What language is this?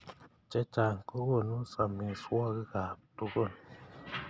Kalenjin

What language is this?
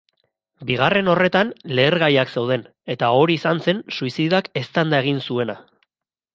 Basque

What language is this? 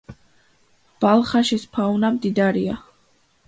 Georgian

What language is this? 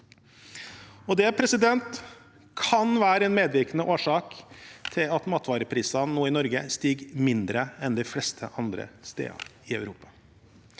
Norwegian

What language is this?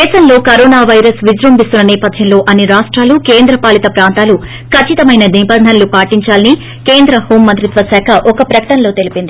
Telugu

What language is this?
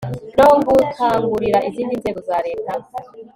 Kinyarwanda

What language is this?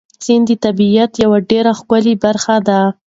Pashto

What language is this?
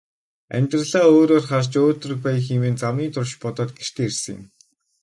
Mongolian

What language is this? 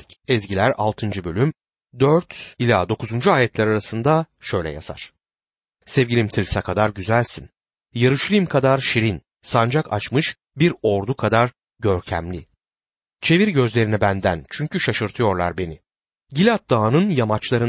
Turkish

